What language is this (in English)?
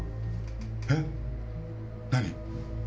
Japanese